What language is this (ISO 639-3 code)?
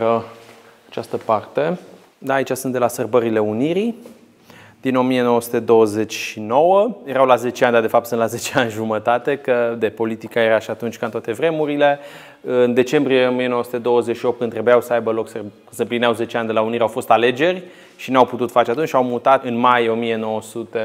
ron